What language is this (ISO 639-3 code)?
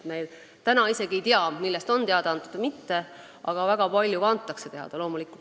est